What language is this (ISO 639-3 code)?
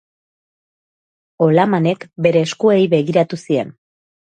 eus